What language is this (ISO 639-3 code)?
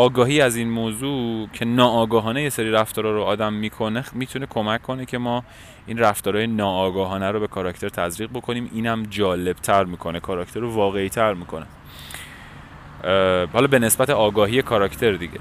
fas